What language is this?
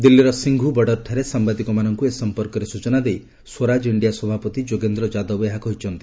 Odia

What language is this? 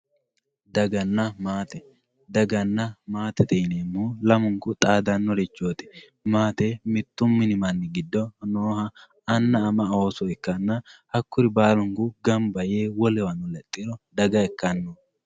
Sidamo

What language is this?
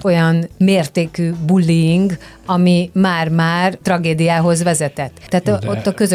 Hungarian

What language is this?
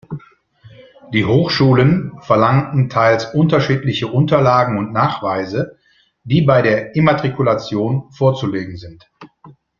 German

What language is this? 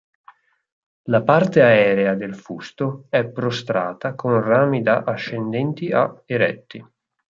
Italian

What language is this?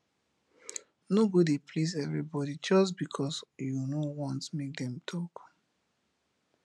Nigerian Pidgin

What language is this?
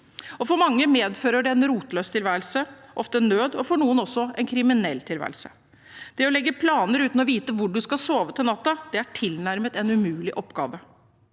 Norwegian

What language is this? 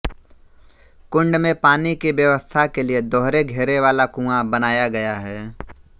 Hindi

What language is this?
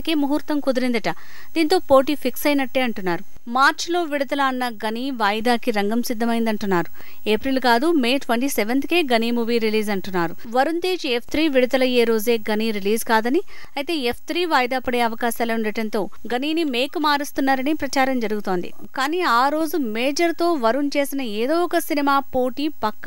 Telugu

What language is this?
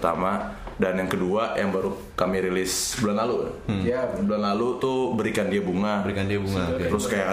Indonesian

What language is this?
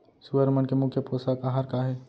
Chhattisgarhi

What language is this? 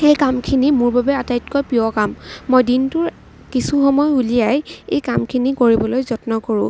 Assamese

